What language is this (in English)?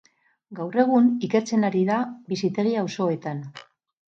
Basque